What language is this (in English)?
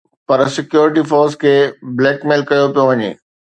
Sindhi